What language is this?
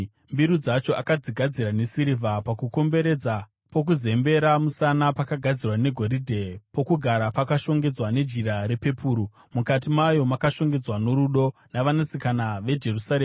Shona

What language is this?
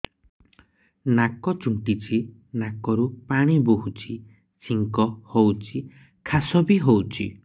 Odia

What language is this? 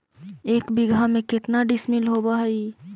Magahi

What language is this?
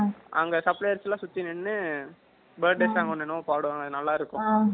Tamil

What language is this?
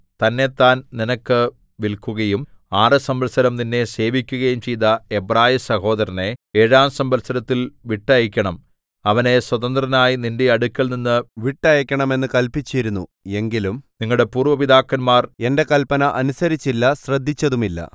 Malayalam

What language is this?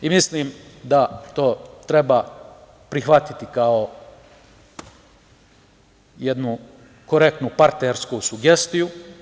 Serbian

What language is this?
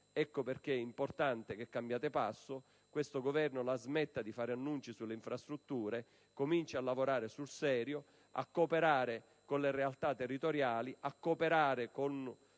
Italian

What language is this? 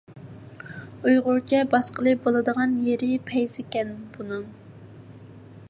Uyghur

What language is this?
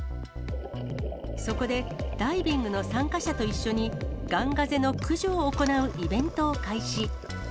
Japanese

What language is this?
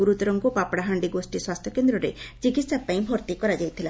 Odia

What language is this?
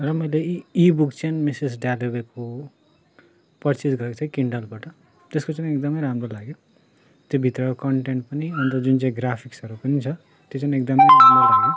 Nepali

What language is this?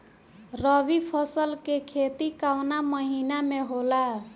Bhojpuri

